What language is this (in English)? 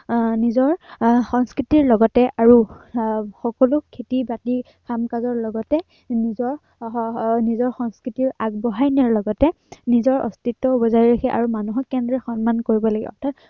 Assamese